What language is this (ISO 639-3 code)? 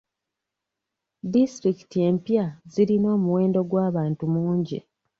lug